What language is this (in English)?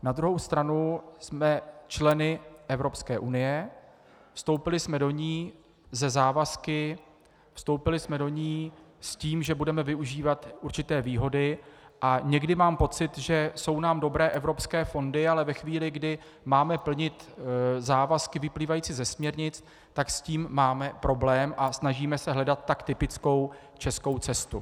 Czech